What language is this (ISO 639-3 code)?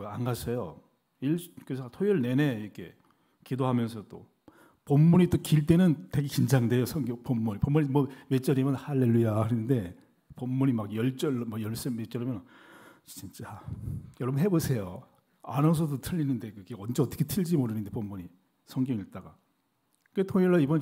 kor